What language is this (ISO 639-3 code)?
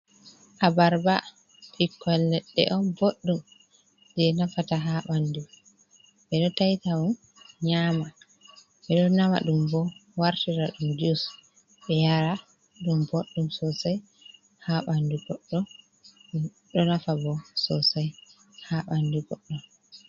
ful